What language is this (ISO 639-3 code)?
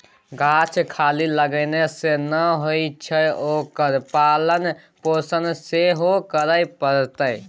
mai